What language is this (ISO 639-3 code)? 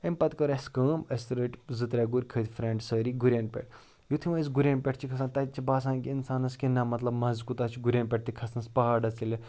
kas